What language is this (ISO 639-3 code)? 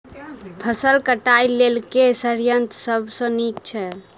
mai